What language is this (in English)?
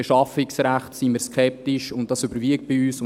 Swiss German